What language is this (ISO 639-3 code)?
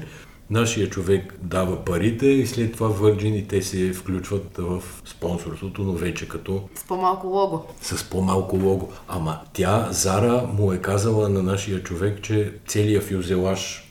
bul